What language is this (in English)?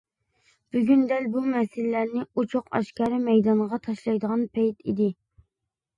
Uyghur